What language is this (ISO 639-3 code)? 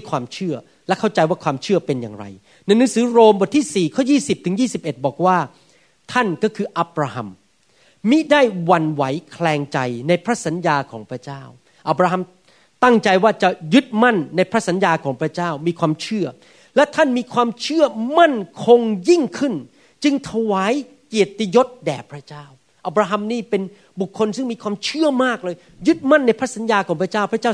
tha